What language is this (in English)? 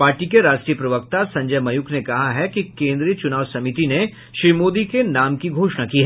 Hindi